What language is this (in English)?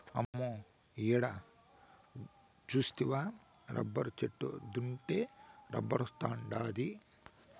Telugu